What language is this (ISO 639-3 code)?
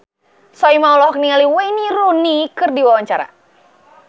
sun